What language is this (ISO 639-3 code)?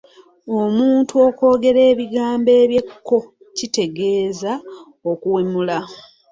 lug